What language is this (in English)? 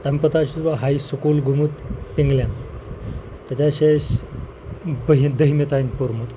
Kashmiri